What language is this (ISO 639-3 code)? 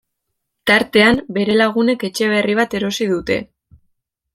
eus